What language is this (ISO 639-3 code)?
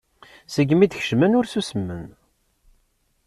kab